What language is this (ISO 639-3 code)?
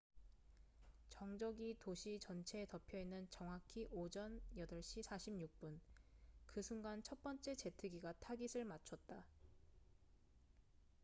kor